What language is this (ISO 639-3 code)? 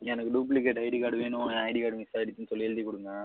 tam